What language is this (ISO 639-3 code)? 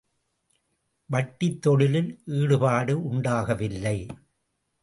tam